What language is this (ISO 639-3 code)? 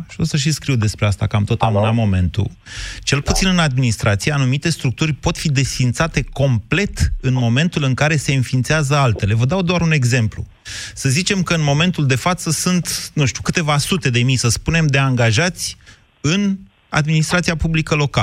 ron